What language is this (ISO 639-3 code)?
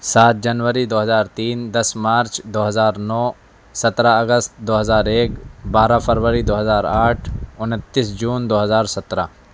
urd